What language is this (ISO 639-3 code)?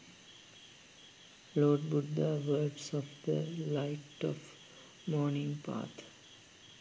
sin